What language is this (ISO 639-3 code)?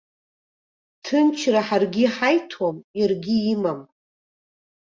abk